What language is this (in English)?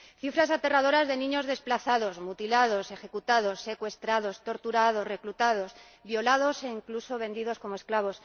Spanish